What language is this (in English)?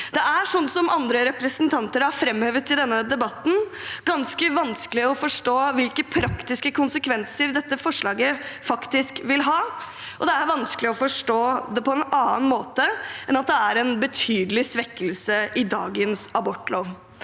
Norwegian